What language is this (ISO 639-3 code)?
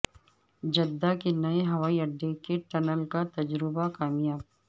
urd